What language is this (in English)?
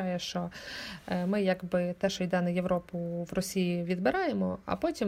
Ukrainian